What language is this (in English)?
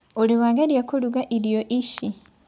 Kikuyu